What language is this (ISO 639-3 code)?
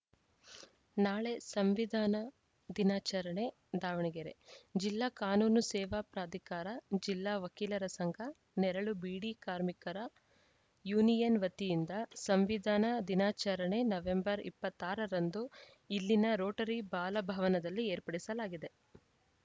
kan